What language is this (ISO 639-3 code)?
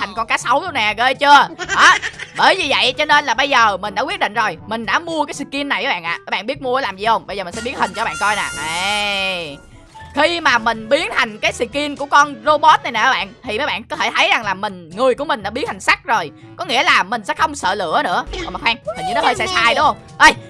vie